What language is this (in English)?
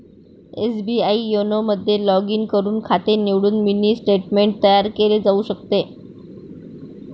Marathi